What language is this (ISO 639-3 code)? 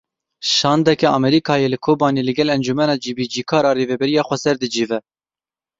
kur